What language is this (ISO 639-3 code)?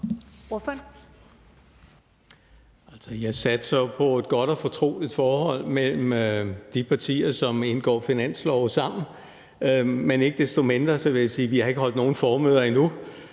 dan